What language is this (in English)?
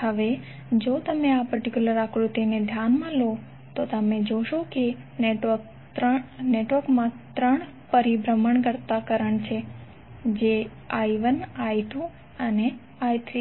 Gujarati